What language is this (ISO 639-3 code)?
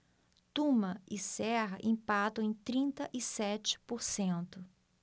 por